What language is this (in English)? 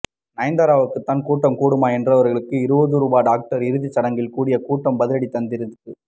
Tamil